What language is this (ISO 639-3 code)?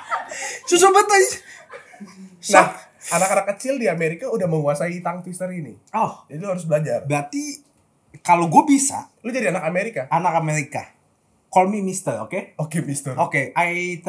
ind